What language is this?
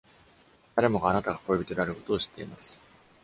Japanese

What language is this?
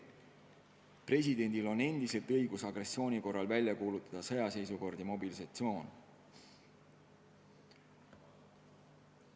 Estonian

